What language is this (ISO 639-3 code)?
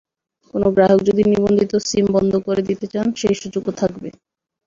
ben